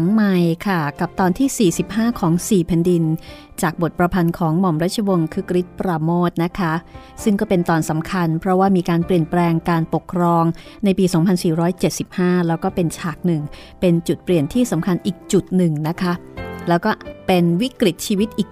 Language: Thai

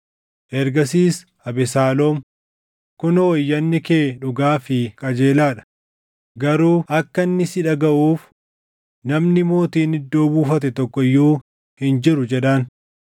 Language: Oromo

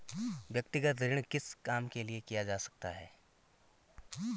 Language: Hindi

